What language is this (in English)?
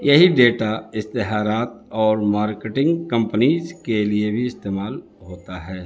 Urdu